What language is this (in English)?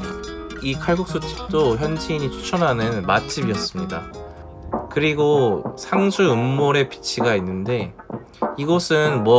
Korean